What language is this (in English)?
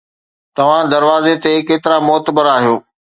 Sindhi